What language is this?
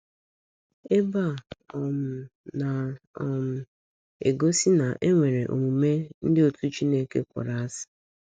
Igbo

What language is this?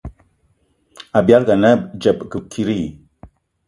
Eton (Cameroon)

